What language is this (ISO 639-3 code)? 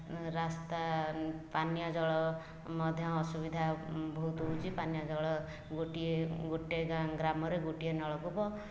ori